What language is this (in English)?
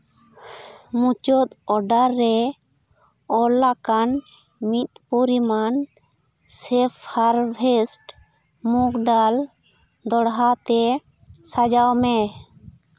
Santali